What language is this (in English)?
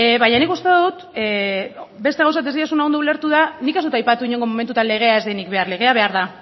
Basque